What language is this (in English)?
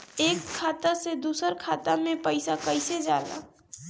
Bhojpuri